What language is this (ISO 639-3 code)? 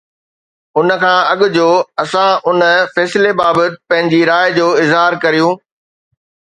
snd